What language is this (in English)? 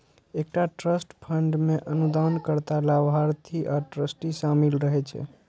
Maithili